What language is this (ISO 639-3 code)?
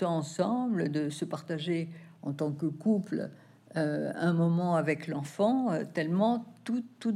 fra